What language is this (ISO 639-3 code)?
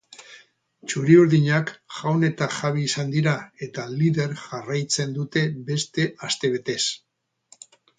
eus